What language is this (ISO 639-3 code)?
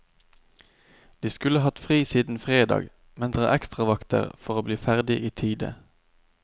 nor